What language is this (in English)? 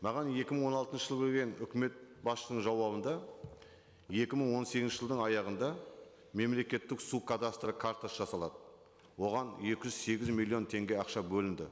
Kazakh